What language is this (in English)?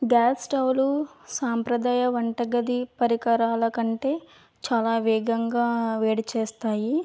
Telugu